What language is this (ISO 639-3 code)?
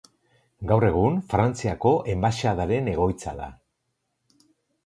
eus